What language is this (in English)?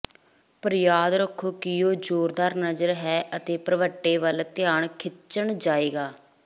Punjabi